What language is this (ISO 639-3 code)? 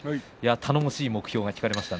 jpn